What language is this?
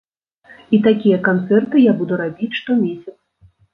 Belarusian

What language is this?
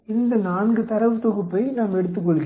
Tamil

